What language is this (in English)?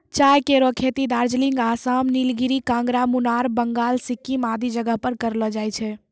Maithili